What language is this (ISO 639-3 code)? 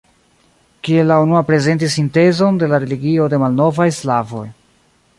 epo